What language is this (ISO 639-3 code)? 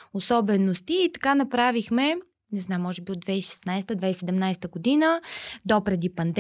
bul